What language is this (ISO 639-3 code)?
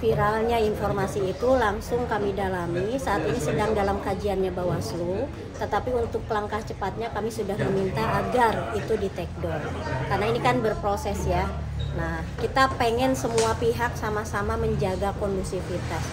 ind